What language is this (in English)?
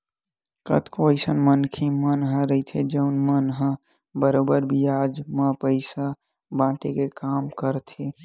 Chhattisgarhi